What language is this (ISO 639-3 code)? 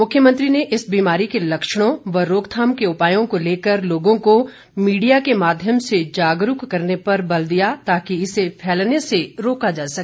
hin